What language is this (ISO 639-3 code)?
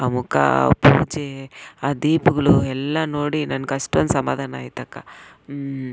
kan